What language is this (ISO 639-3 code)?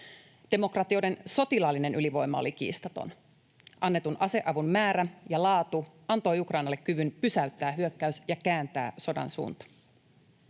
fin